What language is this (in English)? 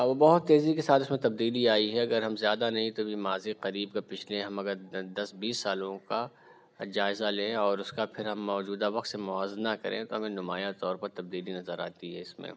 Urdu